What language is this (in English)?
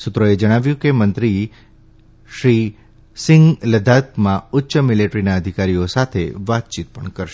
Gujarati